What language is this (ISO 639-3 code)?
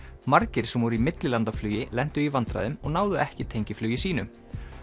isl